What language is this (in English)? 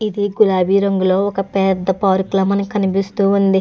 Telugu